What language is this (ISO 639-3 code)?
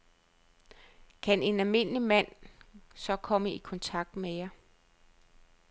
dan